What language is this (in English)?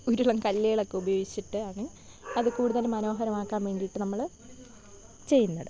Malayalam